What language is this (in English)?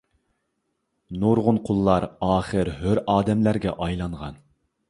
Uyghur